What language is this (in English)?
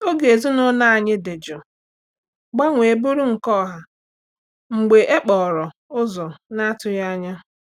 Igbo